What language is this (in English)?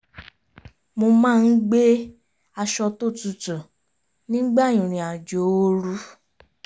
Yoruba